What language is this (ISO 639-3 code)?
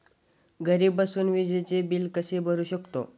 mar